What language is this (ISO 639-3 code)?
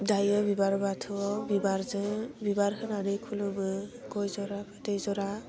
brx